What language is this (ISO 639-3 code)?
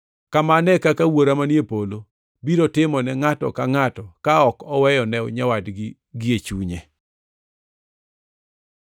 luo